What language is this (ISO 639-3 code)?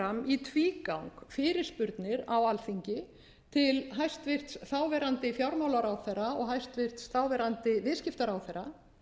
isl